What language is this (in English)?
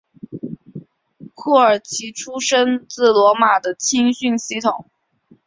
Chinese